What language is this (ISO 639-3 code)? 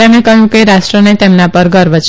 guj